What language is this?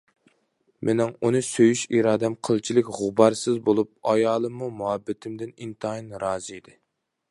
Uyghur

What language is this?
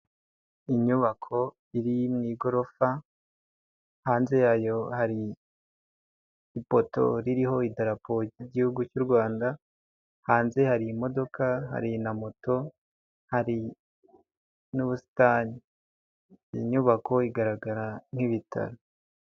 Kinyarwanda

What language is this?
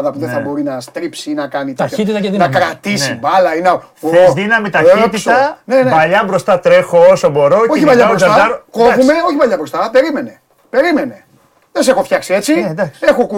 Greek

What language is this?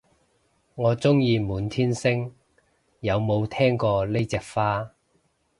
Cantonese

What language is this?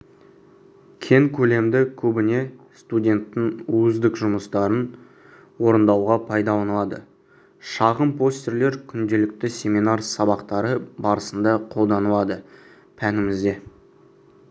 Kazakh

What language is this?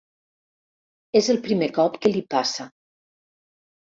Catalan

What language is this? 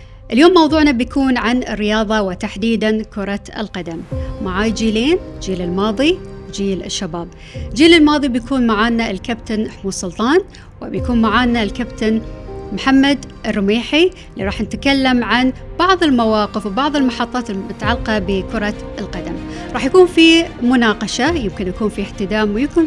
Arabic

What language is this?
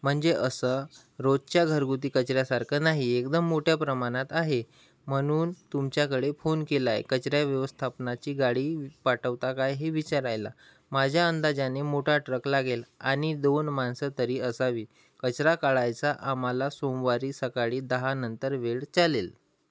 Marathi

